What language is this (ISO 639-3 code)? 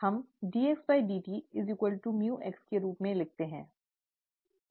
hin